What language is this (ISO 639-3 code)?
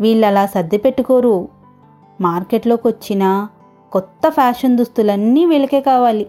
tel